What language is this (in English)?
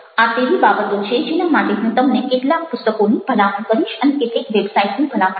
Gujarati